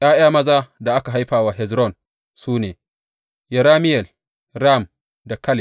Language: Hausa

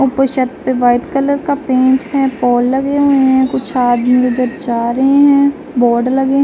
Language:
Hindi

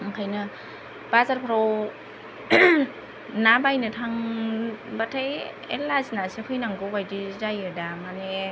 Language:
Bodo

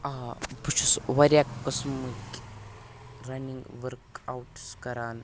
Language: Kashmiri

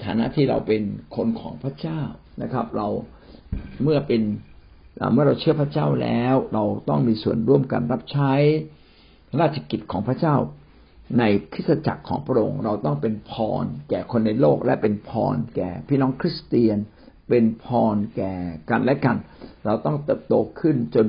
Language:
Thai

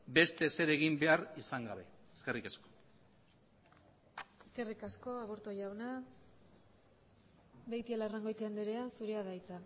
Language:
Basque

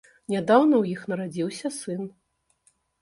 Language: Belarusian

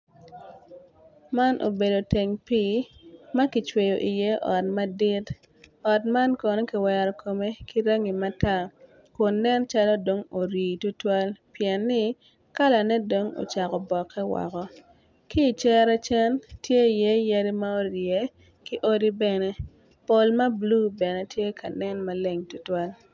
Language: Acoli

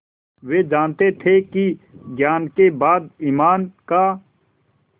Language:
Hindi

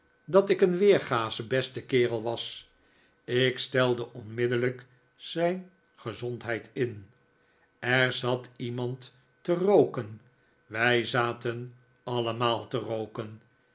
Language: Dutch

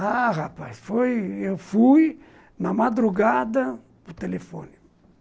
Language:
Portuguese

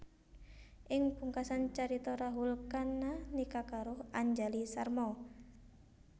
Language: Javanese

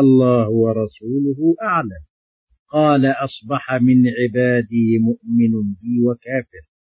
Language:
Arabic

